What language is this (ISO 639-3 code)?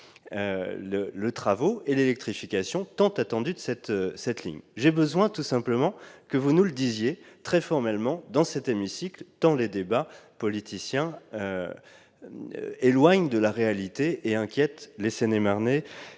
fra